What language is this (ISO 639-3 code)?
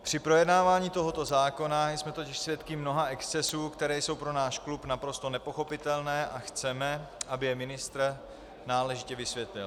ces